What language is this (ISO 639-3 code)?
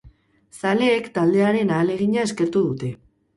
eus